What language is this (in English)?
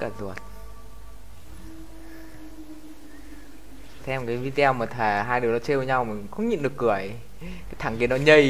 Vietnamese